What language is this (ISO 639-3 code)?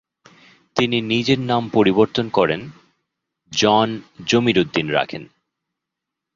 ben